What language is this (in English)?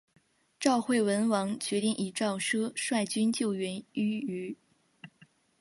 Chinese